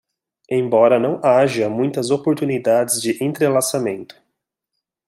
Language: Portuguese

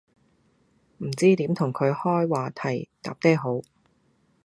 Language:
Cantonese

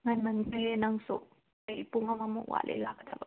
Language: Manipuri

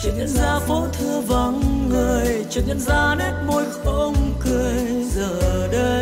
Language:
Vietnamese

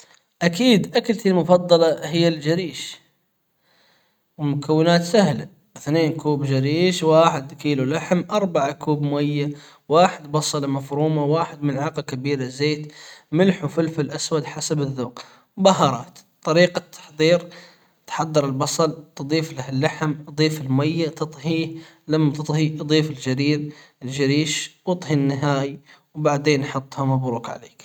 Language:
Hijazi Arabic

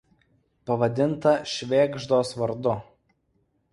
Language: Lithuanian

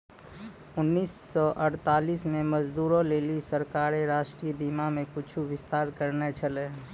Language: Maithili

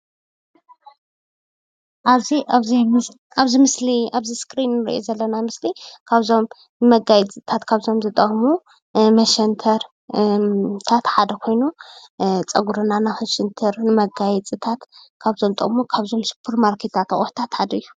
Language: Tigrinya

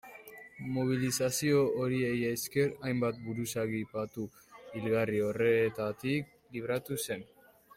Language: Basque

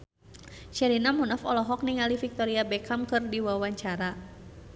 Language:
Sundanese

